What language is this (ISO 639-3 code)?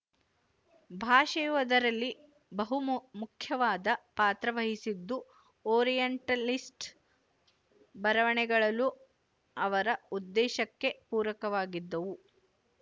kan